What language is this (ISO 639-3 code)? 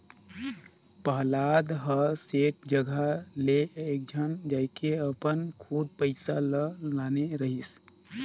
hne